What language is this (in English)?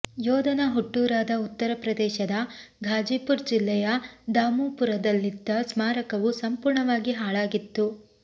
Kannada